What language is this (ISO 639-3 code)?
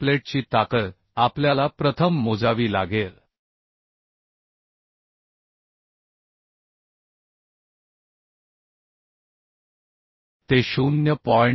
mar